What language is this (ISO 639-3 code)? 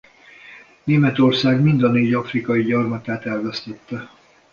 hun